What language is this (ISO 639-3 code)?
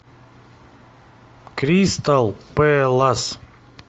rus